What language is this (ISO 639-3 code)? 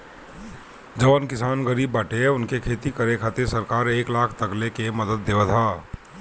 bho